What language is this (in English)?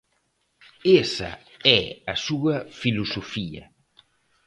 Galician